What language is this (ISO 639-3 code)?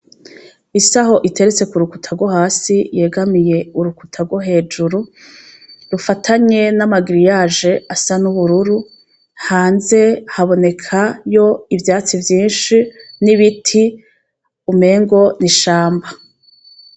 run